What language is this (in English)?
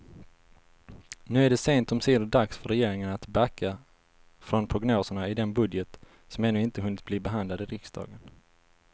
Swedish